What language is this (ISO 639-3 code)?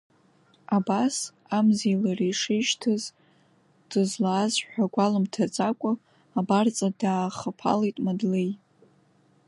abk